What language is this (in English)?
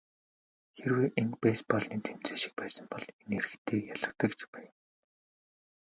Mongolian